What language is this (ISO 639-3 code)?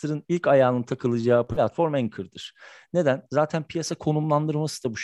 tur